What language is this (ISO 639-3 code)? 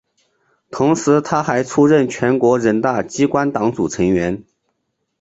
zho